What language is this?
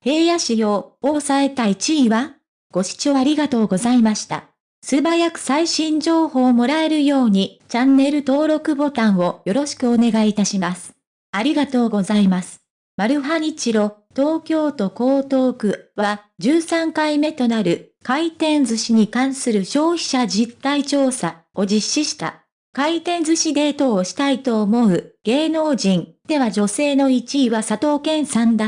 Japanese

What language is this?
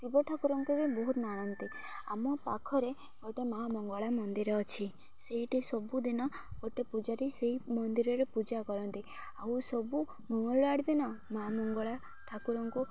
Odia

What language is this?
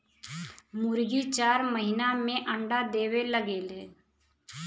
Bhojpuri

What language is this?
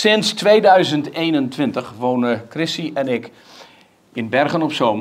Dutch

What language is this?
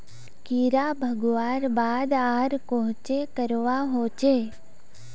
Magahi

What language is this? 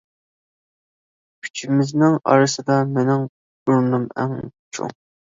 Uyghur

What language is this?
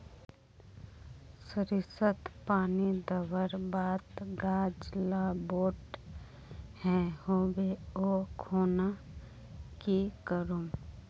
Magahi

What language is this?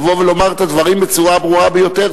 Hebrew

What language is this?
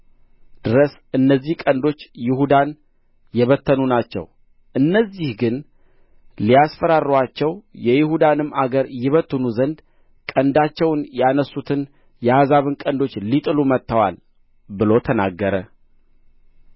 Amharic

